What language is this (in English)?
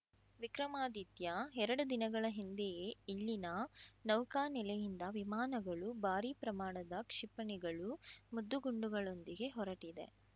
Kannada